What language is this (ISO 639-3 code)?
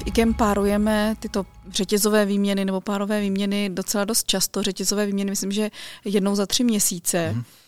ces